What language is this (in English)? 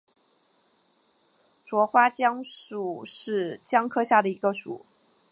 Chinese